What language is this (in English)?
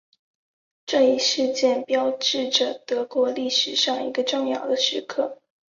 Chinese